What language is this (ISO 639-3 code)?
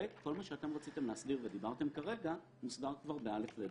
heb